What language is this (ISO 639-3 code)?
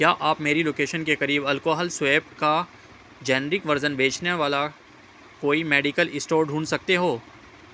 urd